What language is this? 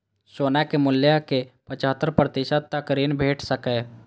Maithili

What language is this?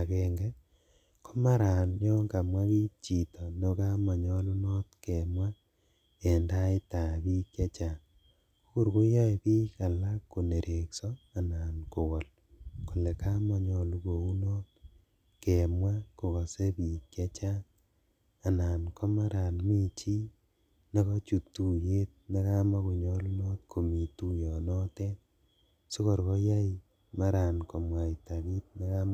Kalenjin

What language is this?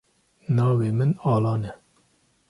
Kurdish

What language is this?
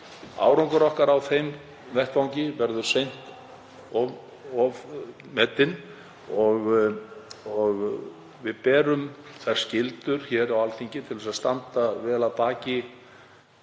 Icelandic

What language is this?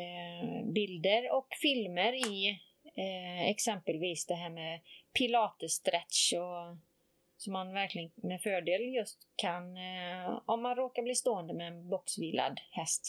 Swedish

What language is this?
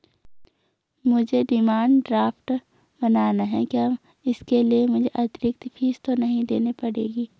Hindi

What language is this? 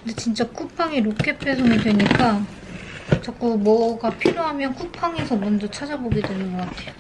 Korean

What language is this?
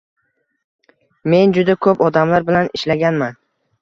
Uzbek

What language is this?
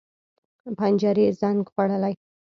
Pashto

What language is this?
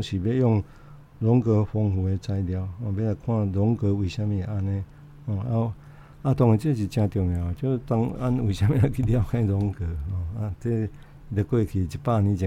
Chinese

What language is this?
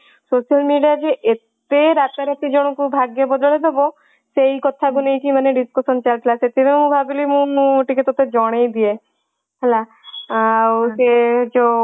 Odia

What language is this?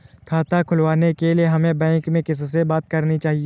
Hindi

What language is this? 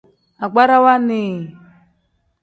Tem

